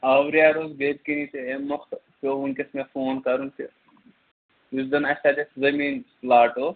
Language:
Kashmiri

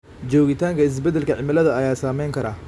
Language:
Somali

